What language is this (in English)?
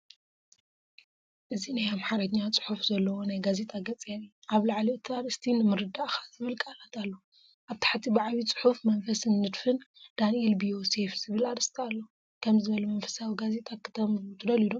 Tigrinya